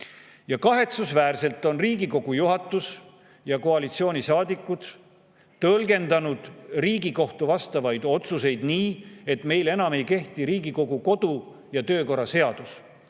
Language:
Estonian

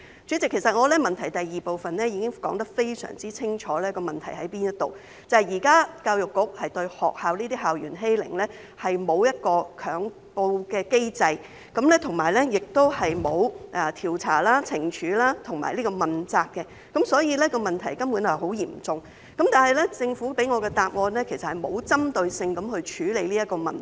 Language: Cantonese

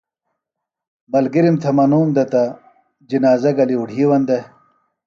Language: Phalura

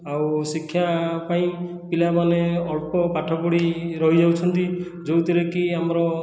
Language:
Odia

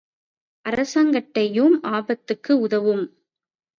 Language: Tamil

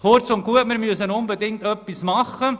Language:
Swiss German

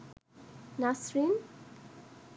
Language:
Bangla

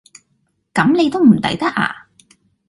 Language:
Cantonese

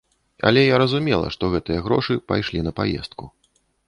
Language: Belarusian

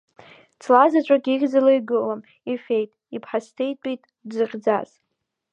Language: Abkhazian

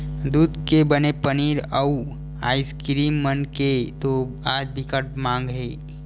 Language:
Chhattisgarhi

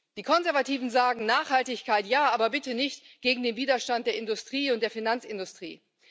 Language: German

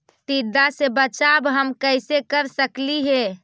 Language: Magahi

